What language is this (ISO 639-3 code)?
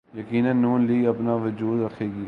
urd